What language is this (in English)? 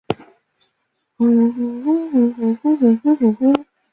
Chinese